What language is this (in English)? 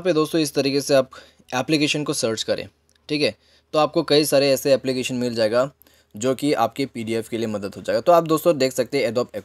Hindi